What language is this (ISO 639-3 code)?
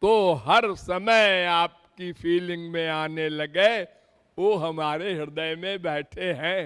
hin